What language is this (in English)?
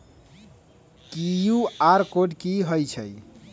Magahi